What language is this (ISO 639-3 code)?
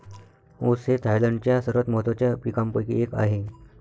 mar